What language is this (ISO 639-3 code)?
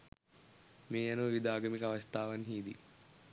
sin